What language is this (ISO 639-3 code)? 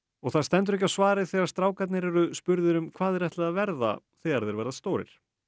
isl